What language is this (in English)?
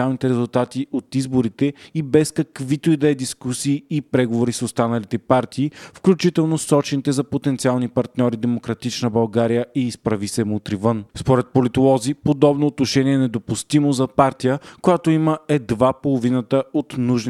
Bulgarian